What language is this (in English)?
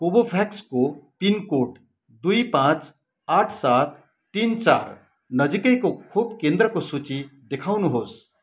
Nepali